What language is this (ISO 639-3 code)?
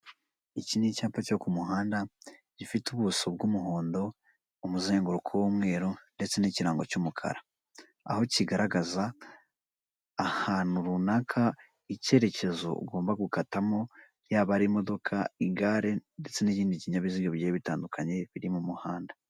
kin